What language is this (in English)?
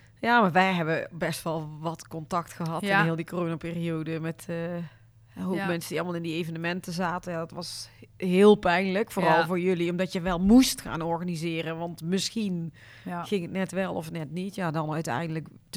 Dutch